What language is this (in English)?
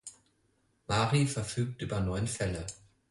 German